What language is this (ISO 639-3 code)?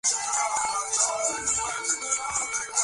ben